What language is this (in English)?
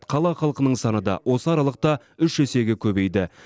Kazakh